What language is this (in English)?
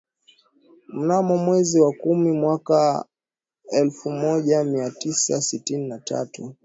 Swahili